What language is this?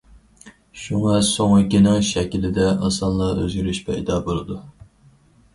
Uyghur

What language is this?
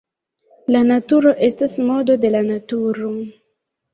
Esperanto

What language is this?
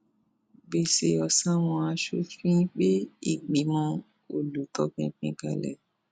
Yoruba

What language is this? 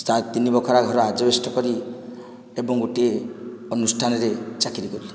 Odia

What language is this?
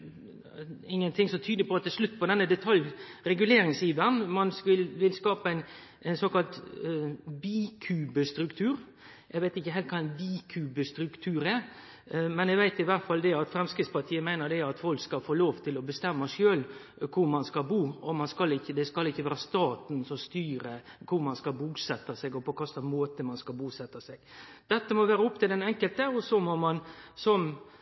Norwegian Nynorsk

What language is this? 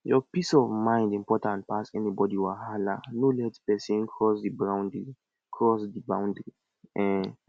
Nigerian Pidgin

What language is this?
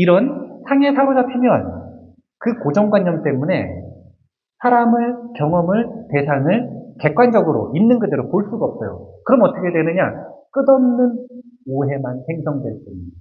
Korean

